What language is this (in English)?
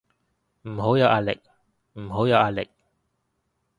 Cantonese